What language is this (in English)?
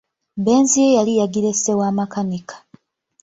Ganda